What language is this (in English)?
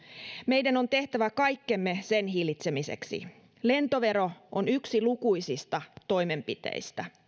Finnish